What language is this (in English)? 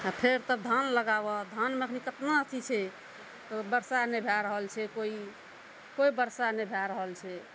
Maithili